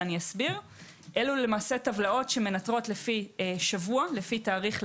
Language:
Hebrew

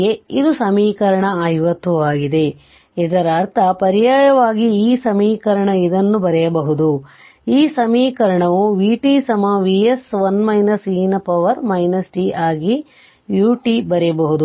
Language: Kannada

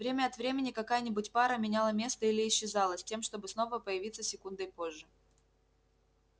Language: Russian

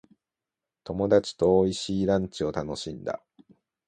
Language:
Japanese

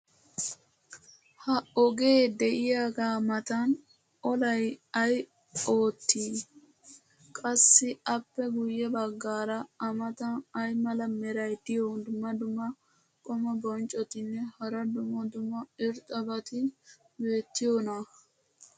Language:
Wolaytta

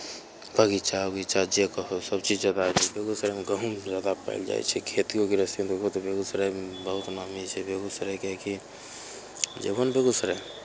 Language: Maithili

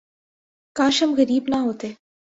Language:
Urdu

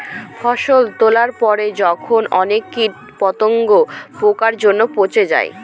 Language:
Bangla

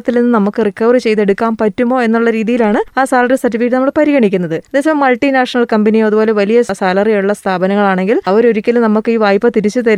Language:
Malayalam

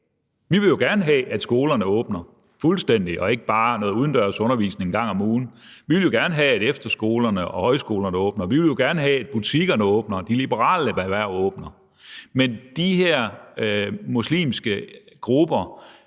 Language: Danish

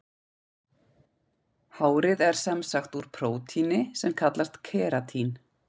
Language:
Icelandic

